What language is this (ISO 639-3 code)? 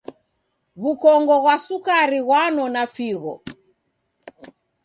dav